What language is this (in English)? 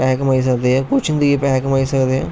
Dogri